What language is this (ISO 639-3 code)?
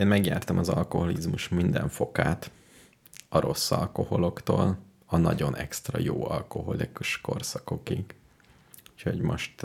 hun